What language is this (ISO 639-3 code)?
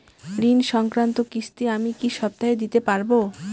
ben